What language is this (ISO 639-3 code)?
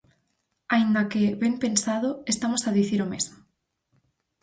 glg